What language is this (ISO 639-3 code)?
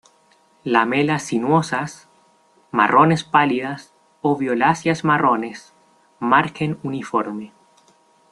spa